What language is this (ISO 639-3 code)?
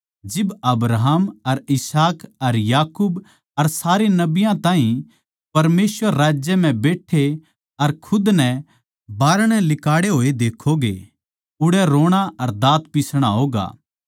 bgc